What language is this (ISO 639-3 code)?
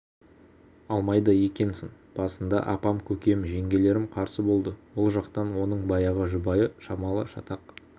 kaz